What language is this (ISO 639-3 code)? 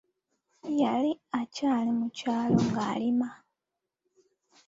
lug